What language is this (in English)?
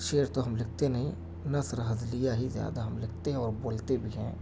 Urdu